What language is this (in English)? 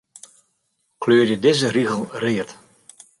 Western Frisian